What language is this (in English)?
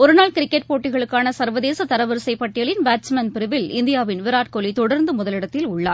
Tamil